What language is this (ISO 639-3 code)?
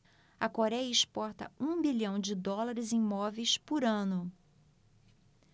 por